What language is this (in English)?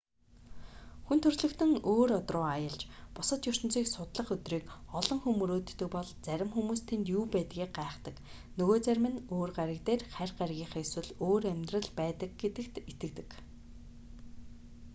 Mongolian